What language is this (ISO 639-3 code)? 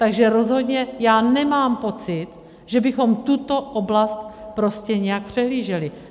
ces